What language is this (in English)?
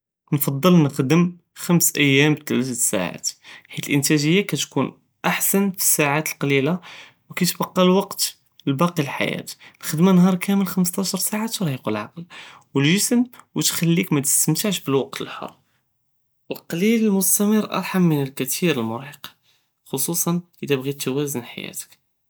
Judeo-Arabic